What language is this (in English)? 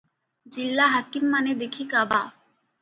Odia